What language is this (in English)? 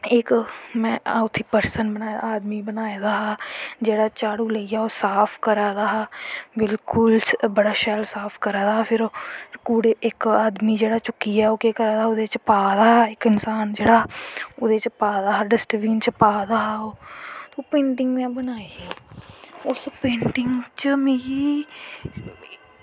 Dogri